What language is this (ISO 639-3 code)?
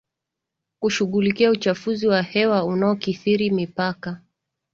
swa